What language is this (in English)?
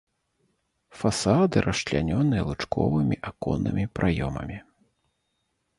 Belarusian